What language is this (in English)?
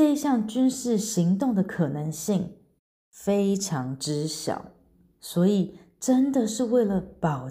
Chinese